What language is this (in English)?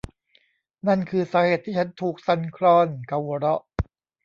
Thai